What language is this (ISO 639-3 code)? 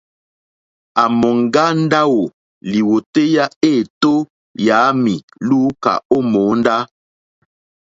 bri